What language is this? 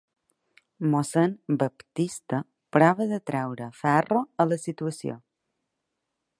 Catalan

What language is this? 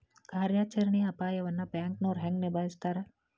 Kannada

